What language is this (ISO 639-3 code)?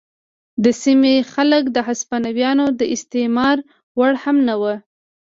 pus